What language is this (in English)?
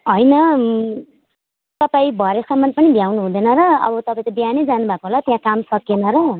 Nepali